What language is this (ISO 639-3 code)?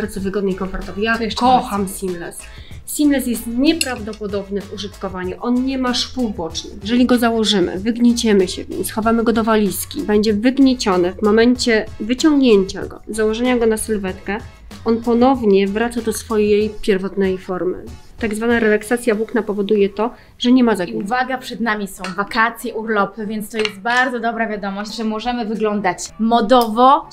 pol